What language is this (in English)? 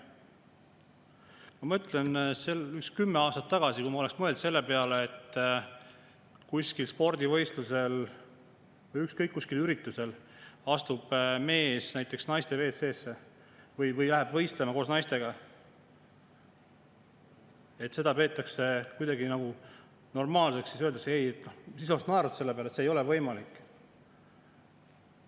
Estonian